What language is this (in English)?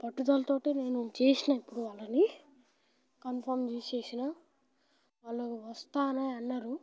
Telugu